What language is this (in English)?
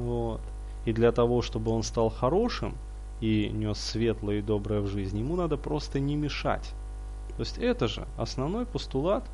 Russian